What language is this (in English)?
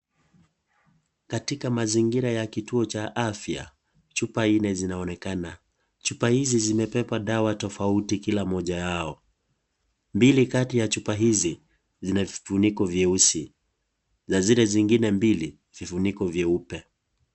Swahili